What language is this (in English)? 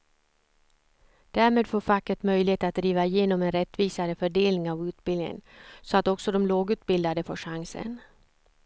Swedish